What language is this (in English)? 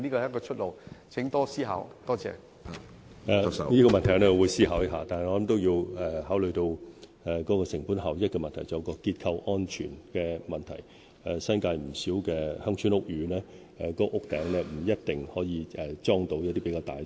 Cantonese